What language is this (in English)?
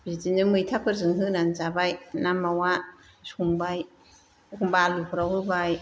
Bodo